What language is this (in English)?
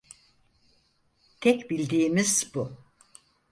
Turkish